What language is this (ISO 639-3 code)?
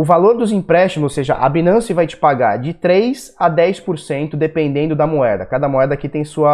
por